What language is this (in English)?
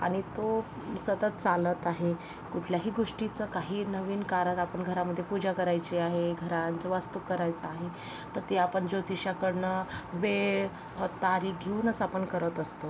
Marathi